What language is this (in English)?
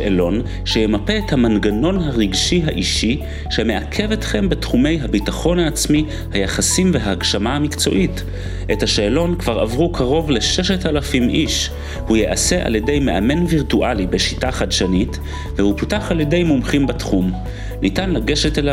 Hebrew